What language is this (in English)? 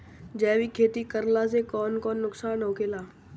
Bhojpuri